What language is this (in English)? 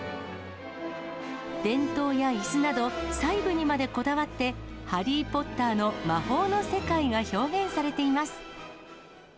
Japanese